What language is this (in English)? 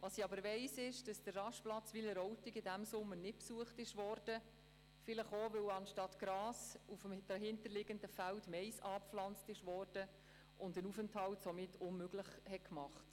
Swiss German